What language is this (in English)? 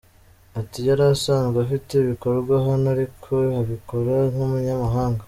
Kinyarwanda